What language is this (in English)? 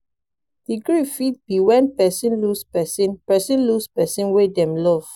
Nigerian Pidgin